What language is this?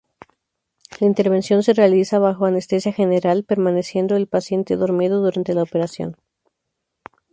Spanish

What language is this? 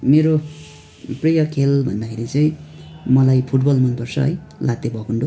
Nepali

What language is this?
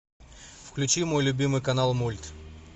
Russian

